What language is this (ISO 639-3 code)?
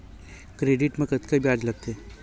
hne